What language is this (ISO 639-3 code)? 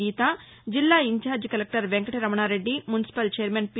tel